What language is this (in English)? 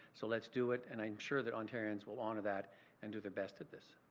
English